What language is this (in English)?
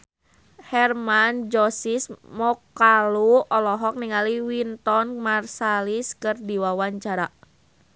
Sundanese